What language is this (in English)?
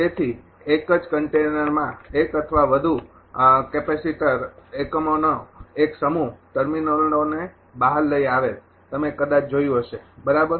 Gujarati